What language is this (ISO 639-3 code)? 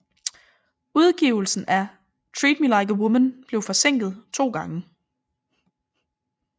dan